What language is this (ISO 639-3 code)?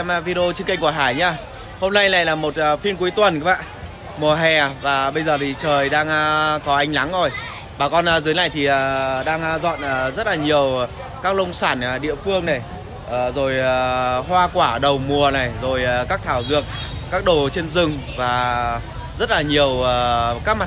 vie